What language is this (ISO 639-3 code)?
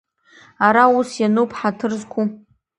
abk